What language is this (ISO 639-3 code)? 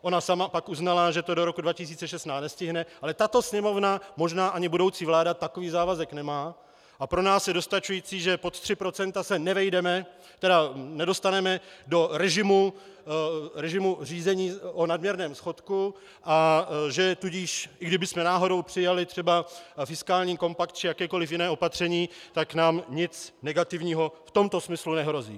ces